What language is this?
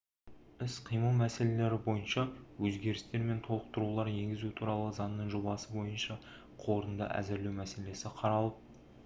Kazakh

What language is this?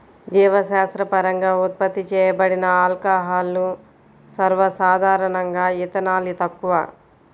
Telugu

